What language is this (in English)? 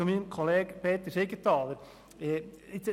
Swiss German